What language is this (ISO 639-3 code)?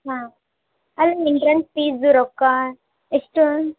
kan